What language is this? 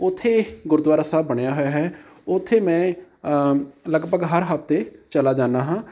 Punjabi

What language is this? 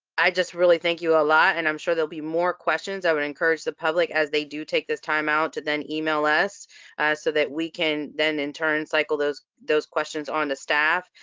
English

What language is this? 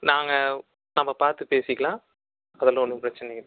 Tamil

